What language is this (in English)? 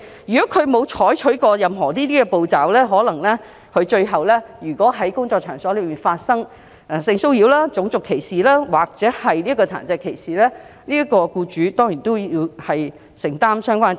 Cantonese